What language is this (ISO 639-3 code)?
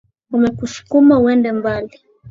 swa